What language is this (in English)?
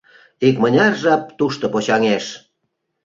Mari